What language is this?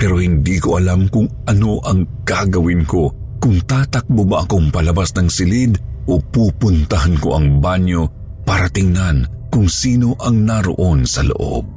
Filipino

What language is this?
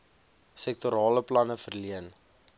Afrikaans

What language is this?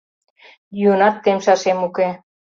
Mari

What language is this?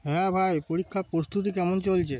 Bangla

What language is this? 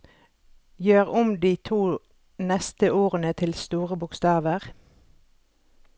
Norwegian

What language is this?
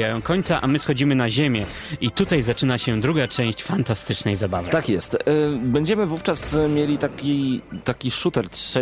Polish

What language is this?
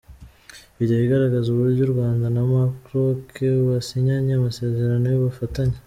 Kinyarwanda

